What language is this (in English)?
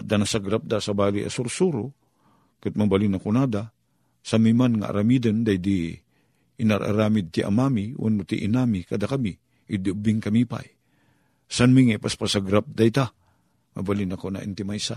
Filipino